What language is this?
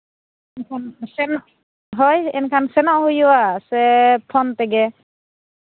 Santali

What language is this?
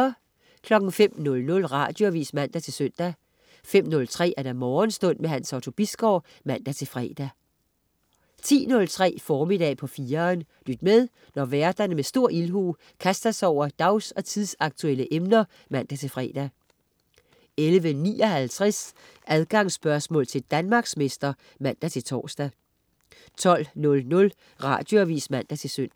Danish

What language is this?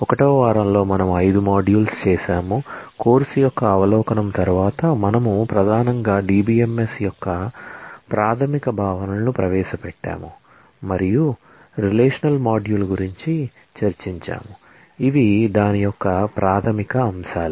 Telugu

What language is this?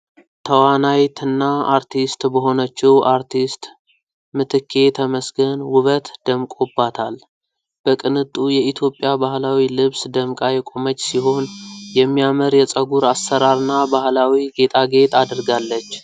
Amharic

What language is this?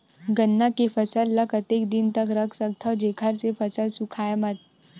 Chhattisgarhi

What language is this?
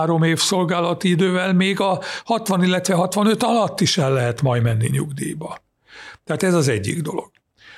Hungarian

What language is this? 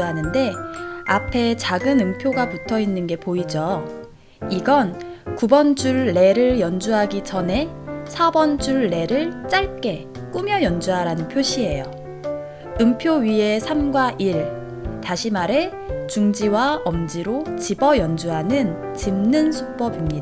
Korean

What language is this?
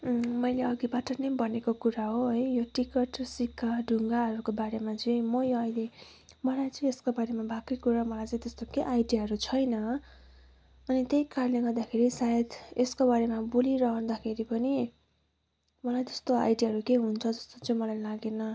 Nepali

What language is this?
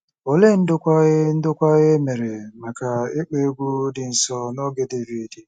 Igbo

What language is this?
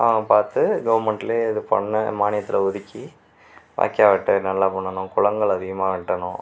Tamil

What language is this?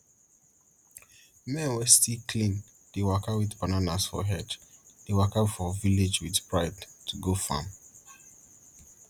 Nigerian Pidgin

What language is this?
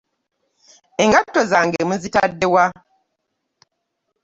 Ganda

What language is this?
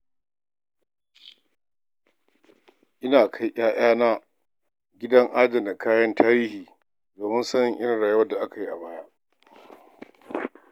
Hausa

